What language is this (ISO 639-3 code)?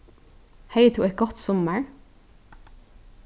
fao